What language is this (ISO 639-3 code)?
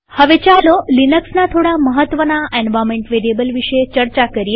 guj